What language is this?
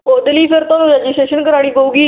Punjabi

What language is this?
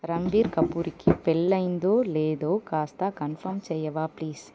Telugu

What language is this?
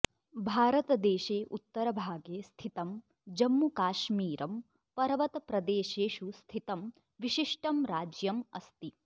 Sanskrit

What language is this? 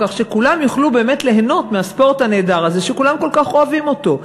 Hebrew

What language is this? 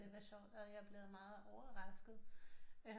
Danish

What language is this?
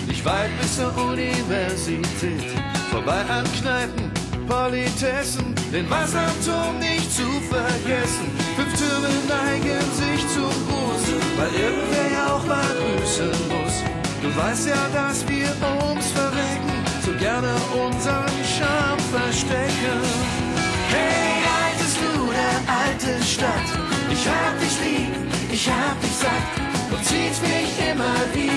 German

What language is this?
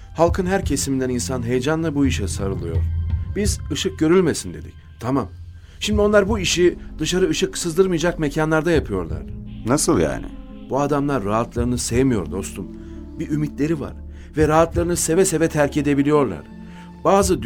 Turkish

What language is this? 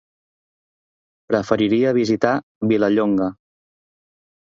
Catalan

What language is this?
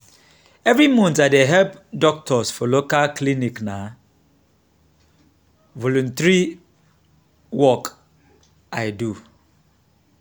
Nigerian Pidgin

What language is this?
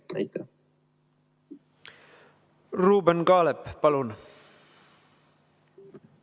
Estonian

